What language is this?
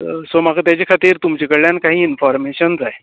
Konkani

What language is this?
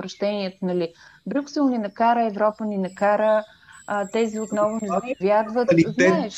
Bulgarian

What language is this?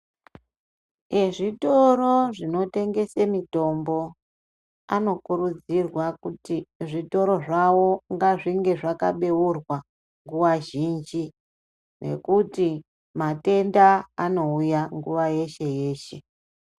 Ndau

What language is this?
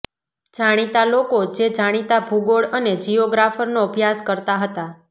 Gujarati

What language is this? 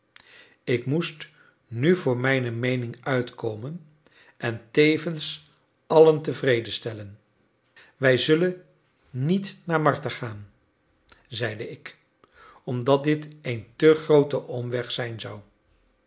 Dutch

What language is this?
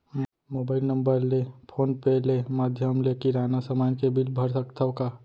Chhattisgarhi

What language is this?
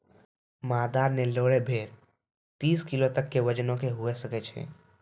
Maithili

